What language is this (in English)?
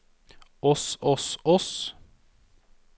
Norwegian